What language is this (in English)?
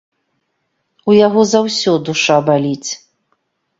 Belarusian